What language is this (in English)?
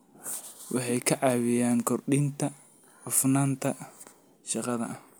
Somali